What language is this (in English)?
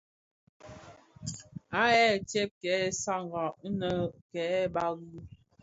Bafia